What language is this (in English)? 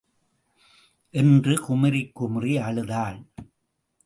Tamil